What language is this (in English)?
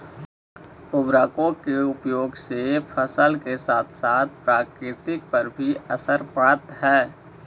Magahi